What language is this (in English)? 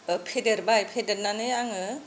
Bodo